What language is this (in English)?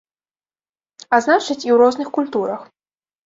Belarusian